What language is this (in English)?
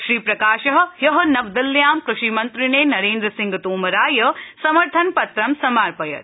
Sanskrit